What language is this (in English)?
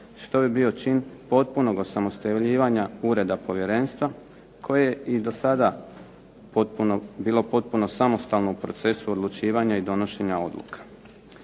Croatian